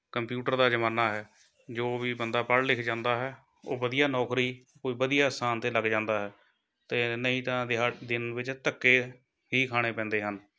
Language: Punjabi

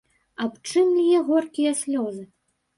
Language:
Belarusian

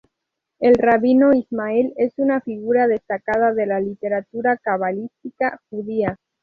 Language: Spanish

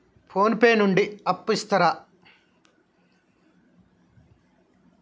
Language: Telugu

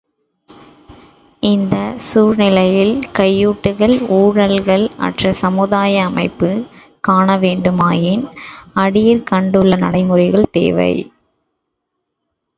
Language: Tamil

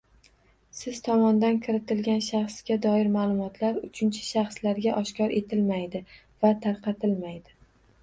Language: Uzbek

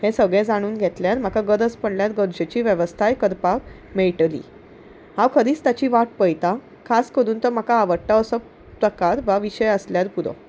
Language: Konkani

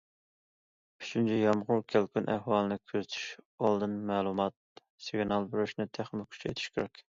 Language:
Uyghur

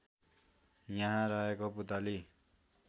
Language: Nepali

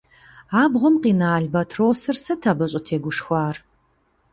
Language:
Kabardian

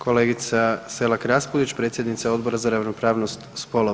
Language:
Croatian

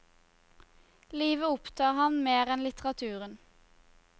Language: Norwegian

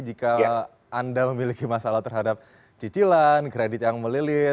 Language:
Indonesian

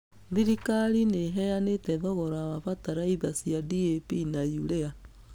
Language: Kikuyu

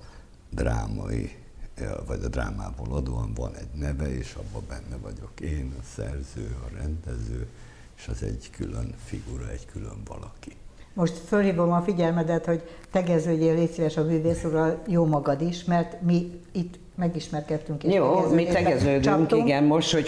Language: Hungarian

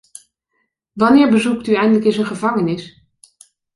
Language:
Dutch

